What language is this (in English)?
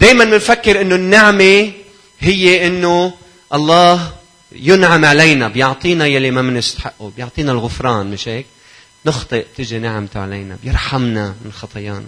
Arabic